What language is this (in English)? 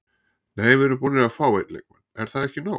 Icelandic